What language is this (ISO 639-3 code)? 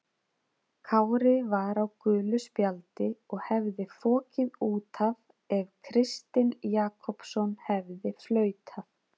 isl